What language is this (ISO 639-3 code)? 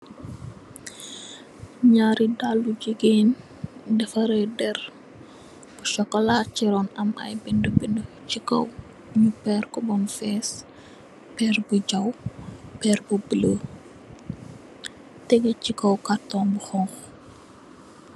wol